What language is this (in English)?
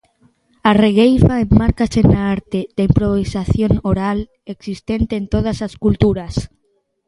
Galician